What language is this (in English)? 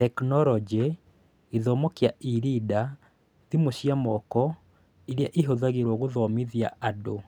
Kikuyu